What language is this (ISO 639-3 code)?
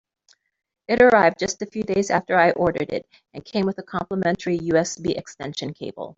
eng